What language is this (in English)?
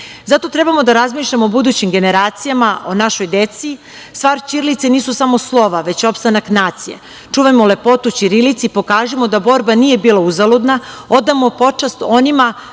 Serbian